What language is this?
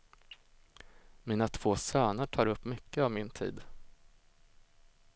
Swedish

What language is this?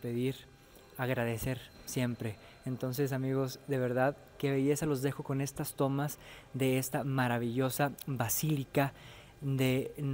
Spanish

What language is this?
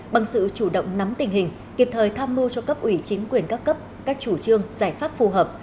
Vietnamese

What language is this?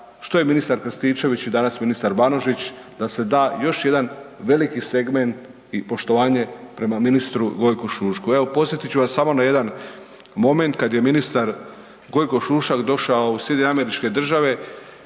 Croatian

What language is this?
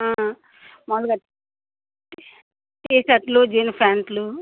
Telugu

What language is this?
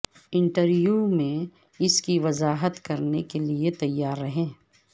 Urdu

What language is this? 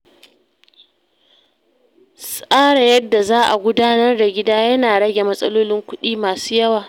Hausa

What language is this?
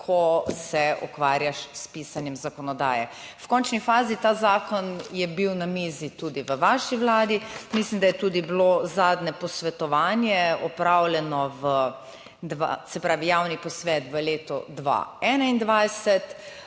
Slovenian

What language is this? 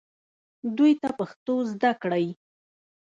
Pashto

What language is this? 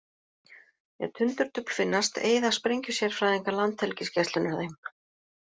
Icelandic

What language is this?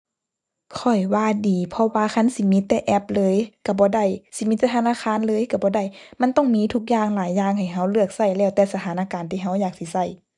Thai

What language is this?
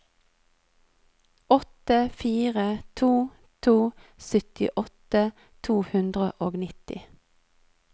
Norwegian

